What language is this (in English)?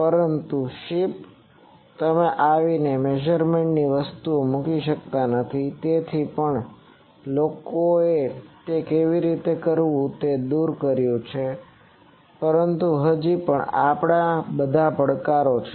Gujarati